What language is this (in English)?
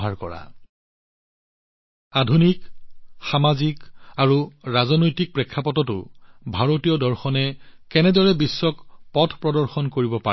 Assamese